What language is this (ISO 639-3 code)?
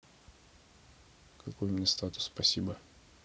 rus